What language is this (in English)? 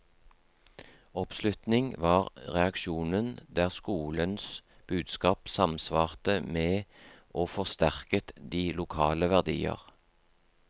Norwegian